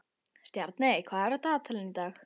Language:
Icelandic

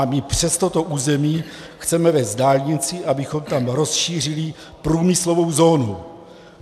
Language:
Czech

